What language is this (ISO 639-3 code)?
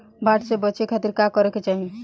bho